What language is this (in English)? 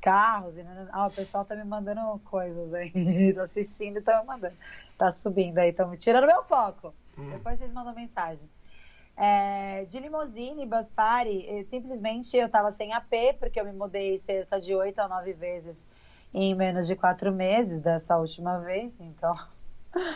Portuguese